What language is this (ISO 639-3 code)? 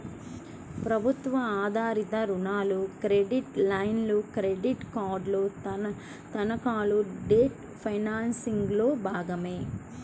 tel